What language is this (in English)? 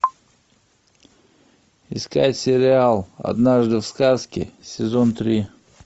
Russian